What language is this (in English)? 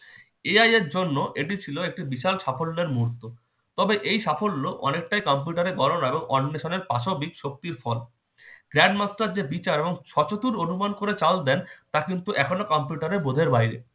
Bangla